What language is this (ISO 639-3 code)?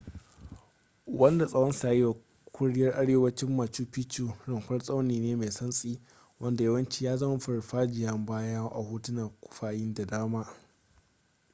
hau